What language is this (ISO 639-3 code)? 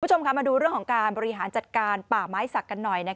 tha